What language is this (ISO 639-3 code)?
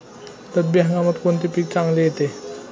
mar